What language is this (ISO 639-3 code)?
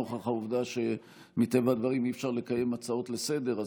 heb